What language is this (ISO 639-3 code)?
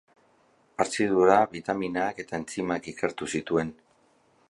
eus